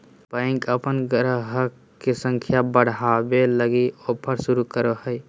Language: Magahi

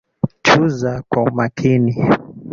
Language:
Swahili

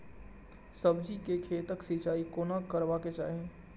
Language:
Maithili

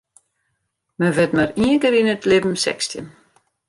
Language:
Western Frisian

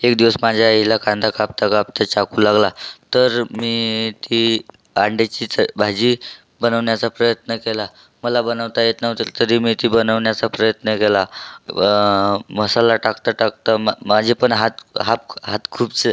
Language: Marathi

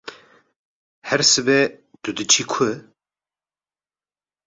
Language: Kurdish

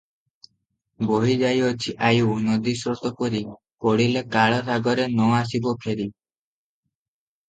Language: Odia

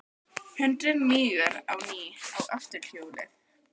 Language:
Icelandic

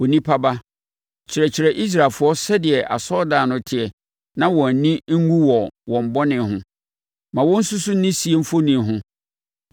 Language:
Akan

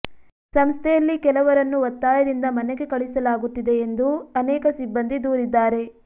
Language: Kannada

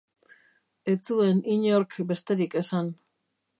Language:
Basque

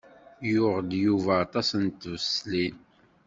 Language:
Kabyle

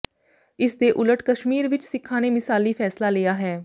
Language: Punjabi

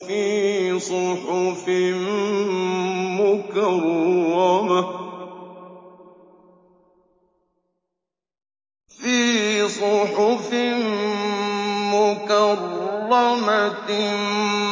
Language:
Arabic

